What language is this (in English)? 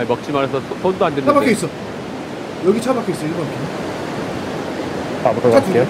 Korean